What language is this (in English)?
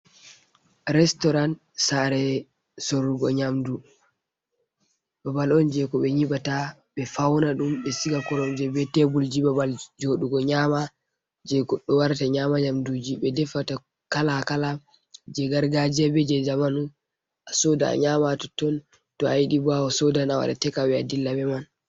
Fula